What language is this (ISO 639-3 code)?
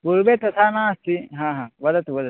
san